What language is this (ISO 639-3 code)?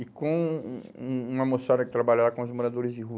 por